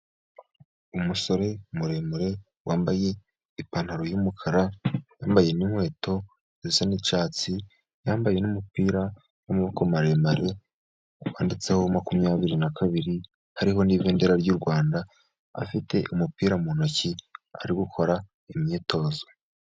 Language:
Kinyarwanda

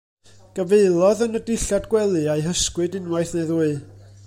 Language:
Welsh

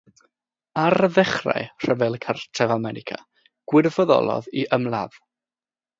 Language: Welsh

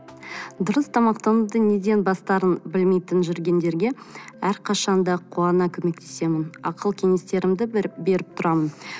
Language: Kazakh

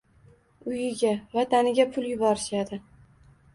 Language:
Uzbek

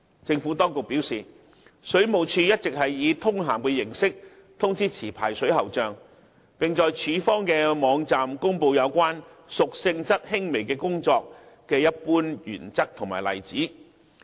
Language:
Cantonese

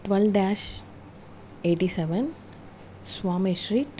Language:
Telugu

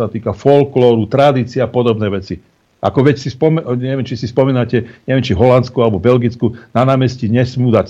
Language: Slovak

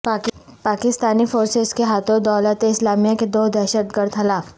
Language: Urdu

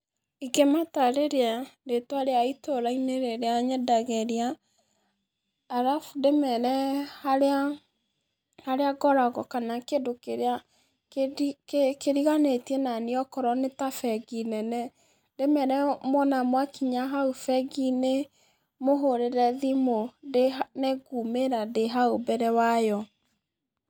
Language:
Kikuyu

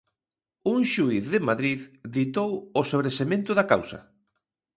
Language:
Galician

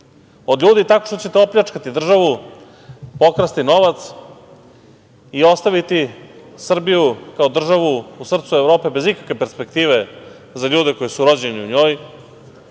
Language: Serbian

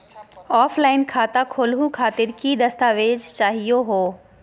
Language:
Magahi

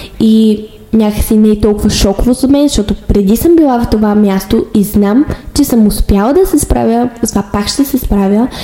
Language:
Bulgarian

